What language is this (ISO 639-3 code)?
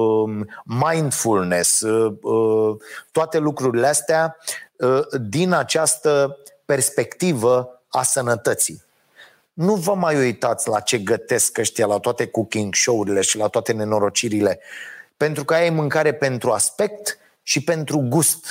ron